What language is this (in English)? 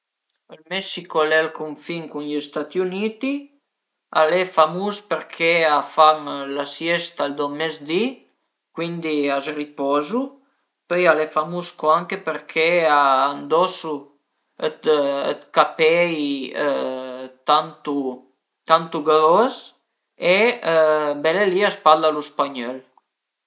Piedmontese